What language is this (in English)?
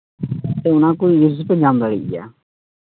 Santali